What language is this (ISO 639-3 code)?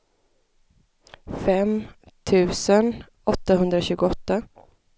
swe